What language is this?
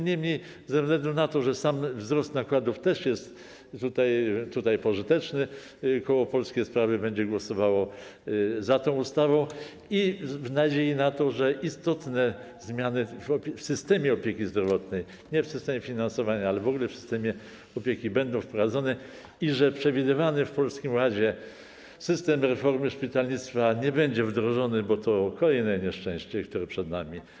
Polish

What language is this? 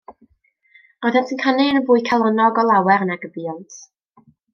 Welsh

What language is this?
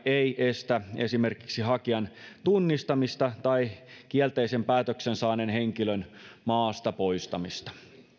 Finnish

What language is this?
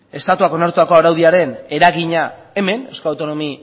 Basque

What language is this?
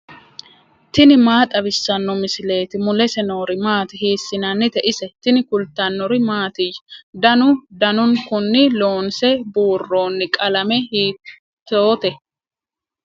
Sidamo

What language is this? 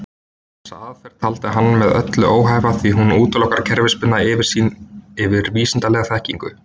Icelandic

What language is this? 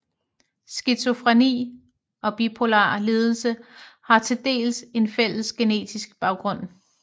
Danish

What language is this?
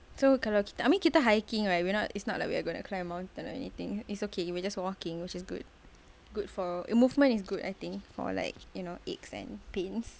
English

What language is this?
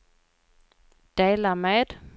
Swedish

